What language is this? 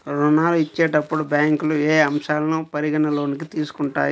Telugu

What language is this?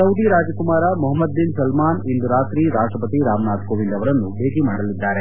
Kannada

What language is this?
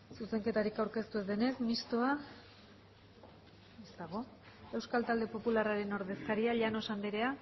Basque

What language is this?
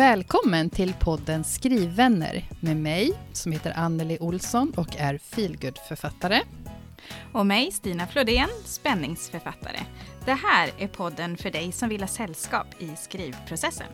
Swedish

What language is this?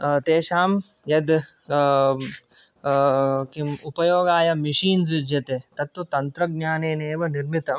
Sanskrit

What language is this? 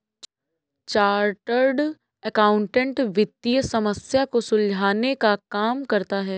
Hindi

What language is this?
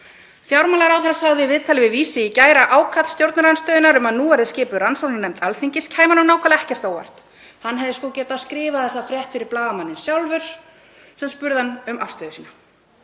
Icelandic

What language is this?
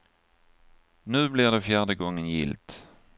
Swedish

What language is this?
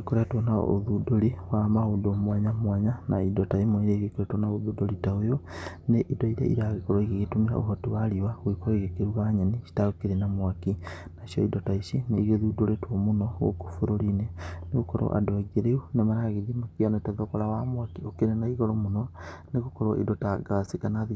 Kikuyu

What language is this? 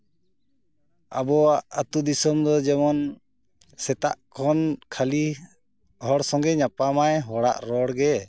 Santali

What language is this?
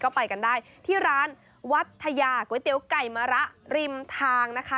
Thai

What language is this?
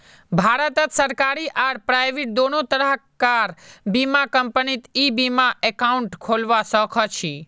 Magahi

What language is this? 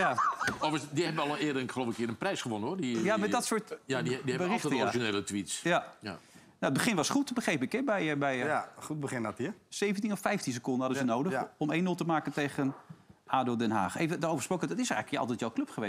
Dutch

